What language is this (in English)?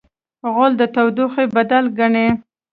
Pashto